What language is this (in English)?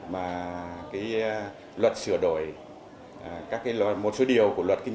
Vietnamese